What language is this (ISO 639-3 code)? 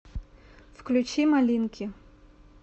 rus